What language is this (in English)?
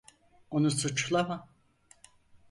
Turkish